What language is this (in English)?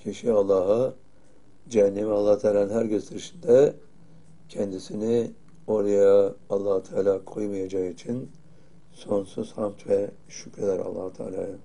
Turkish